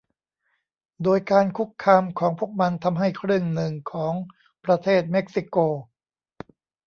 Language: Thai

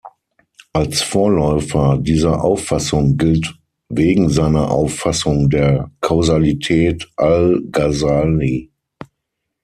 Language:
German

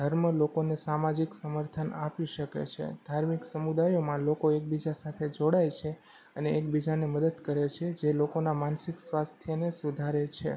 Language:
Gujarati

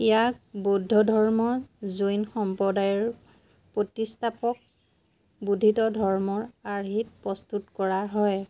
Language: Assamese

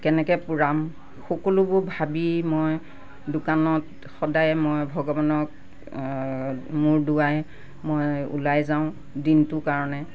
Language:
Assamese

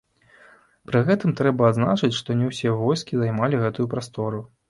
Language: Belarusian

